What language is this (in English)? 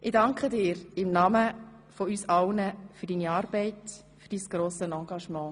Swiss German